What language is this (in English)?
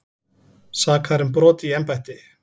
Icelandic